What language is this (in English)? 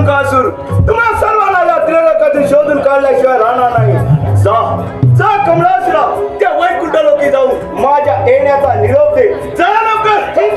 Marathi